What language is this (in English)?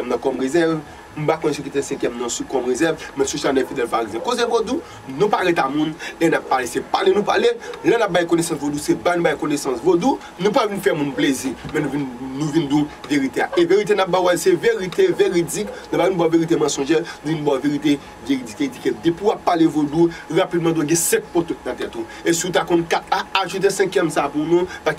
French